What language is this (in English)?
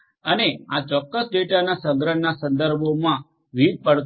Gujarati